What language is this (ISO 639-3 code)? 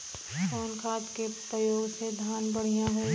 bho